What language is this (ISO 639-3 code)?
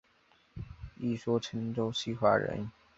zho